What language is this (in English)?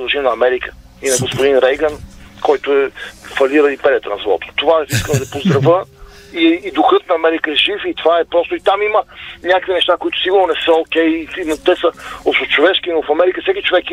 Bulgarian